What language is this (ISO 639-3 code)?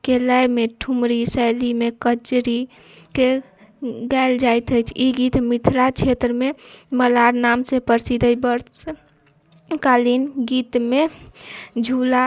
mai